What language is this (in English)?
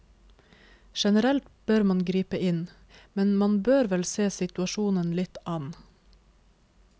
Norwegian